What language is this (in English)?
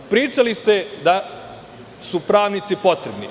Serbian